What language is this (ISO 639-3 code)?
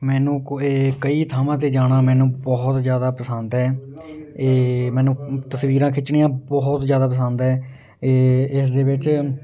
pan